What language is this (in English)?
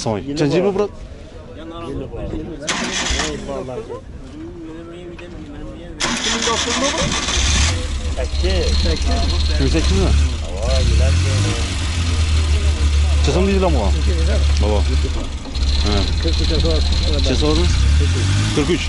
Turkish